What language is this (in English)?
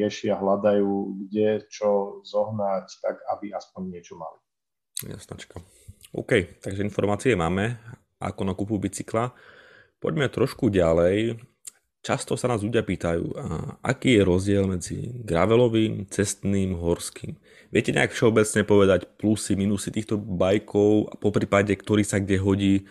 Slovak